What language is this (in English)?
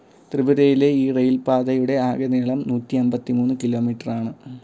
Malayalam